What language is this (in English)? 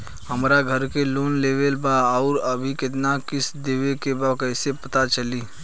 Bhojpuri